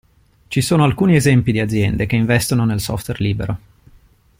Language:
Italian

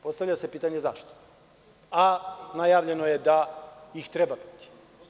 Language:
Serbian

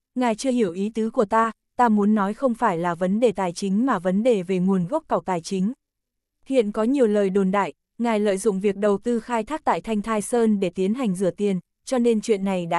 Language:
Vietnamese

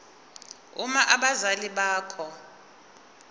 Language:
Zulu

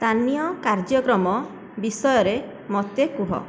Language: Odia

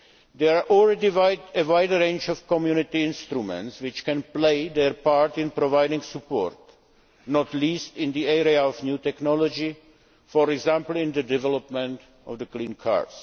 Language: English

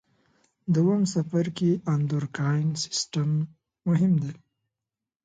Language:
Pashto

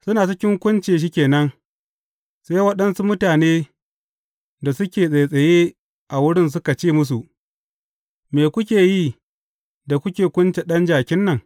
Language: Hausa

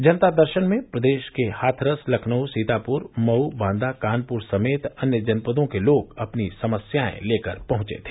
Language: Hindi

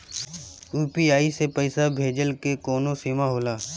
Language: Bhojpuri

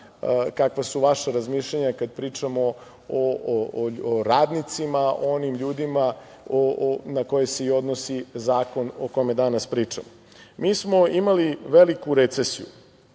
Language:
Serbian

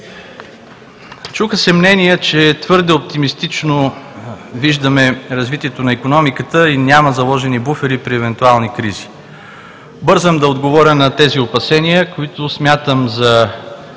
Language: Bulgarian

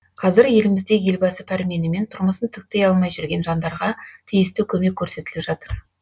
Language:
Kazakh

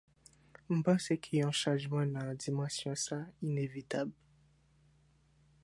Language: Haitian Creole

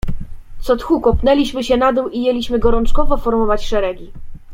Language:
Polish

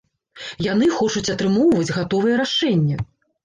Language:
Belarusian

